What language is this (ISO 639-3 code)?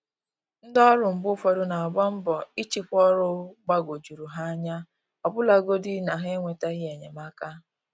ibo